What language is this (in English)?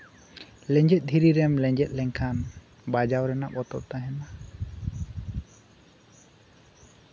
Santali